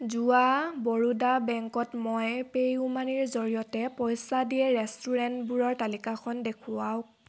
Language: Assamese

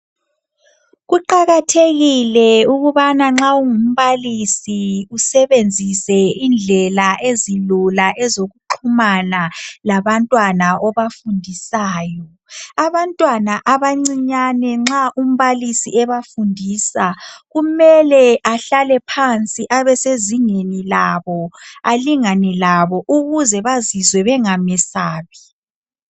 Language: North Ndebele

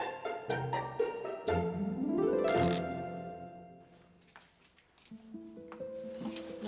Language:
Indonesian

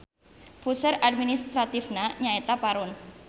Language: Sundanese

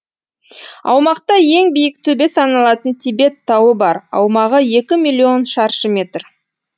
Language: Kazakh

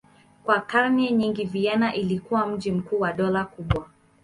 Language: Swahili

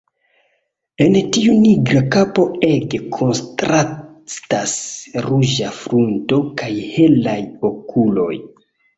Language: Esperanto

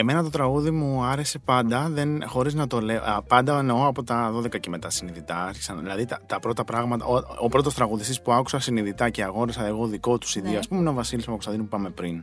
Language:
Greek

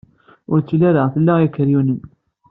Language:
Kabyle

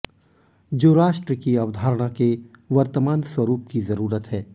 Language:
Hindi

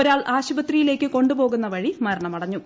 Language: Malayalam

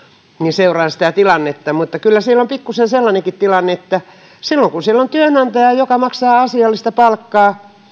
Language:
Finnish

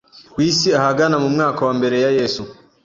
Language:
Kinyarwanda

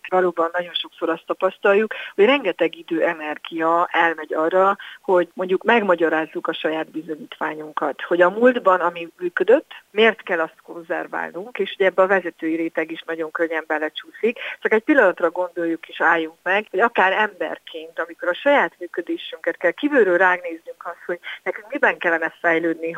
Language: Hungarian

